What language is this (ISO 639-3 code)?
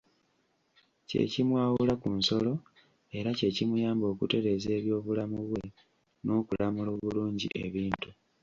lug